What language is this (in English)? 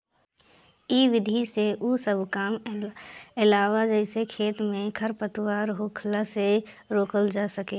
Bhojpuri